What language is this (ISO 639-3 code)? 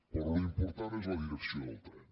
cat